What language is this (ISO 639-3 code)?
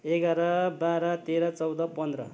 nep